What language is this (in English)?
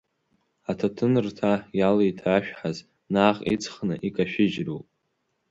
Abkhazian